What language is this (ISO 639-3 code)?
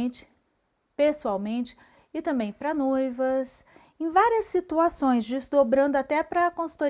por